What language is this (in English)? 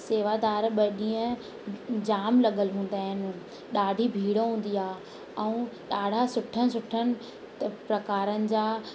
Sindhi